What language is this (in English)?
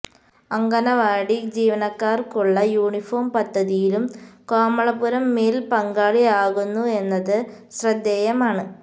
Malayalam